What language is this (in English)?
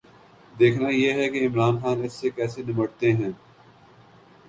Urdu